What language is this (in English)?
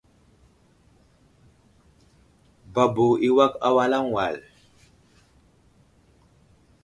Wuzlam